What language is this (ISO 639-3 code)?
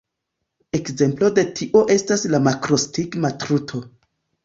epo